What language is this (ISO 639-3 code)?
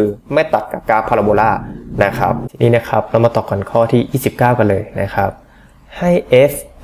tha